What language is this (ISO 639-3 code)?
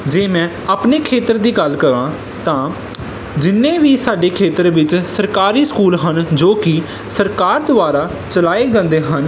pan